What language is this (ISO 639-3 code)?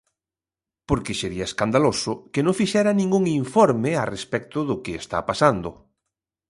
glg